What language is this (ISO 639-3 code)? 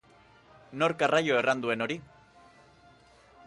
eus